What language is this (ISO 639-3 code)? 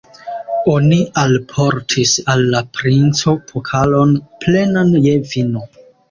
epo